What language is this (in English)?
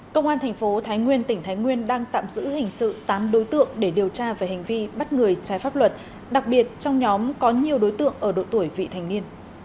Vietnamese